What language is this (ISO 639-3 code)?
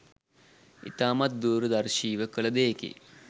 sin